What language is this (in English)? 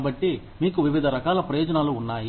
Telugu